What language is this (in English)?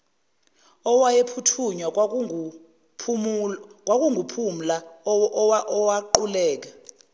Zulu